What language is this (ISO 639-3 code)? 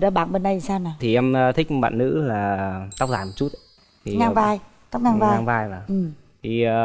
vie